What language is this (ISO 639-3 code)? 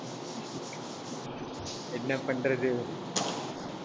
tam